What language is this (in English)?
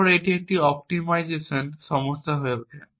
Bangla